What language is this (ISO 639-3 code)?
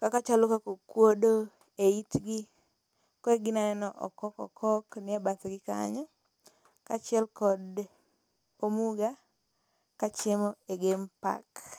luo